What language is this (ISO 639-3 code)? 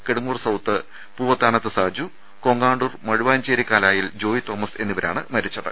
mal